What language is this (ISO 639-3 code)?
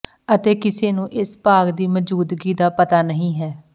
pan